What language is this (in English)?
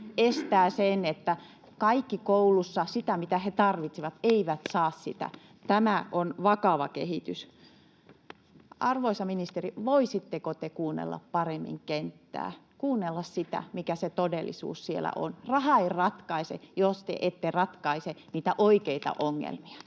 Finnish